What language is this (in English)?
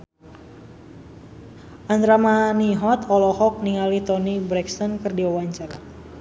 Sundanese